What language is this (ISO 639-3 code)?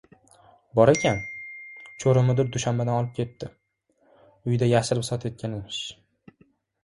uzb